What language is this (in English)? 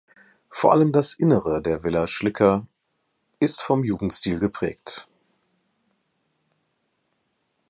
German